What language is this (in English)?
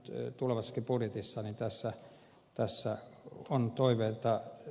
Finnish